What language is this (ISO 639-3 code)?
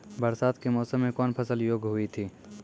mai